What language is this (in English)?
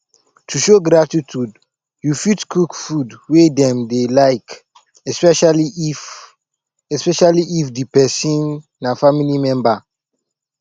Nigerian Pidgin